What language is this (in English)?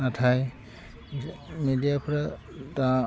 Bodo